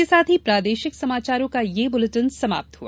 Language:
Hindi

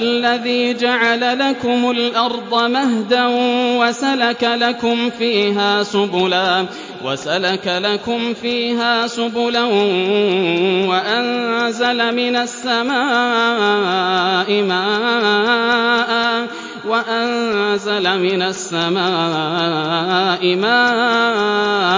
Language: Arabic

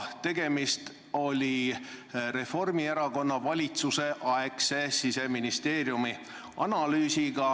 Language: Estonian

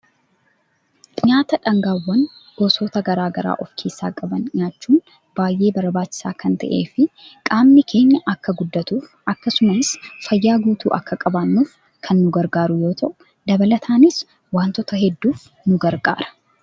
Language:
Oromo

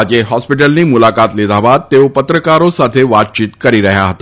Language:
Gujarati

